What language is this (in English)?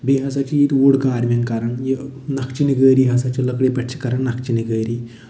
Kashmiri